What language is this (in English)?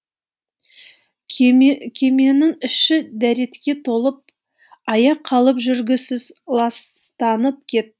Kazakh